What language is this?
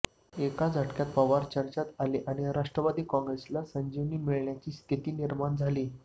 Marathi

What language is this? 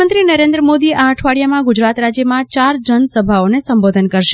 Gujarati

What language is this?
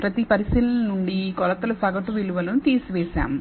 Telugu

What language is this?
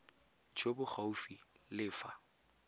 Tswana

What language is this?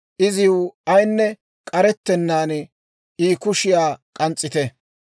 Dawro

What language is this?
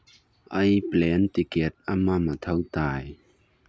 Manipuri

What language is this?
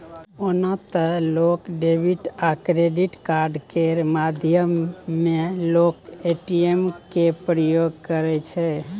Maithili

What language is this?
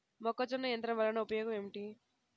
Telugu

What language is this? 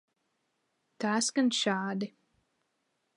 Latvian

